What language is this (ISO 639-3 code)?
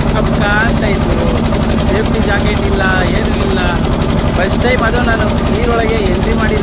hin